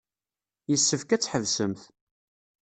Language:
Kabyle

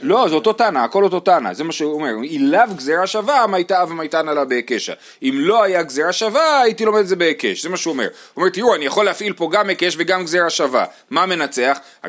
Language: Hebrew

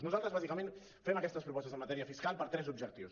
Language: Catalan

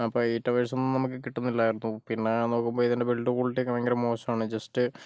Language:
Malayalam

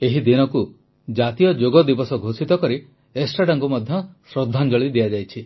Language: Odia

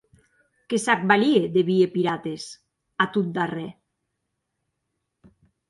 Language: Occitan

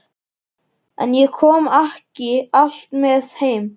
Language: Icelandic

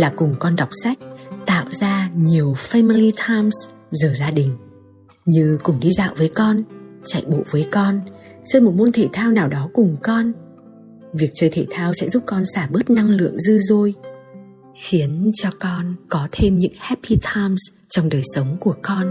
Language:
Vietnamese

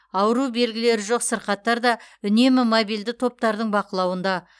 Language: Kazakh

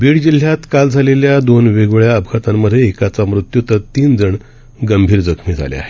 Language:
Marathi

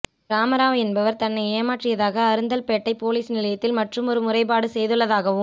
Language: Tamil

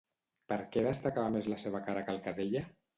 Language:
Catalan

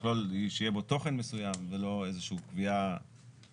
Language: Hebrew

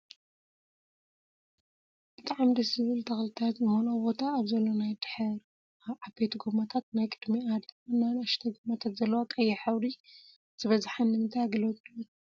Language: Tigrinya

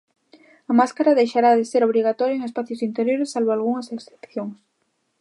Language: Galician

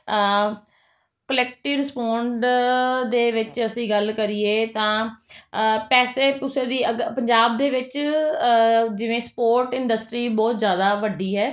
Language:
Punjabi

